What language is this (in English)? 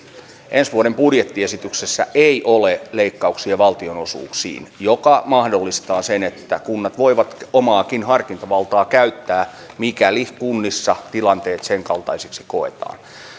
Finnish